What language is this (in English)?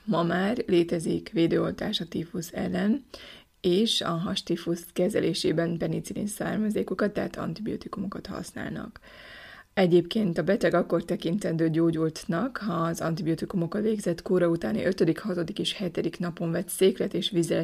Hungarian